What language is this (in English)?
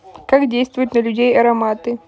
Russian